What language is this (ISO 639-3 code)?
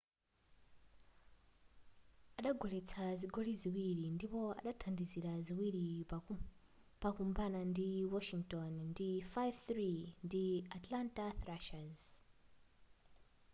nya